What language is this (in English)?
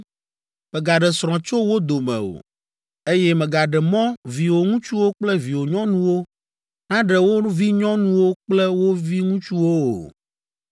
Ewe